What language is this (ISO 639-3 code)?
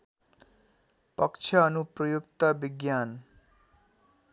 nep